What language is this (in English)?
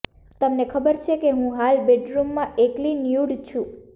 Gujarati